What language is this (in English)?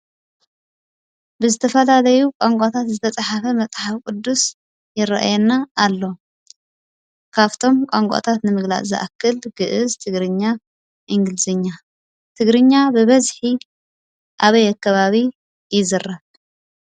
Tigrinya